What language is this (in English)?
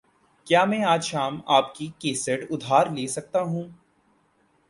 Urdu